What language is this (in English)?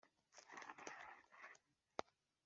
Kinyarwanda